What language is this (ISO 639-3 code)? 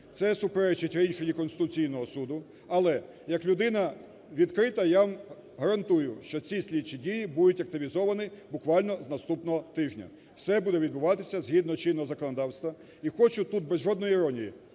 ukr